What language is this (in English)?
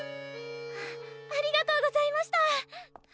Japanese